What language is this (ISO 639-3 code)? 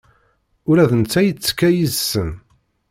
kab